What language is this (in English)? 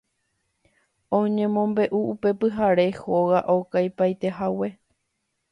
Guarani